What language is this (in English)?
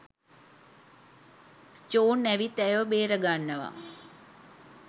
Sinhala